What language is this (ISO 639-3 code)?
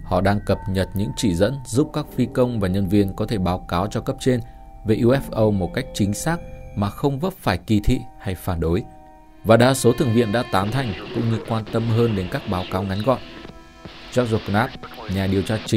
vie